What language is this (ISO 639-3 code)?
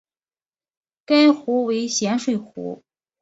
zho